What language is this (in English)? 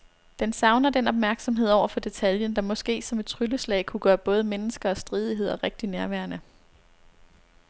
Danish